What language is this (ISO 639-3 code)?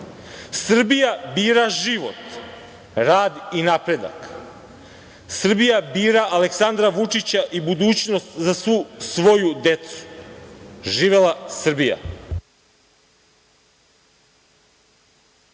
srp